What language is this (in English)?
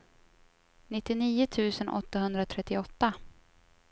Swedish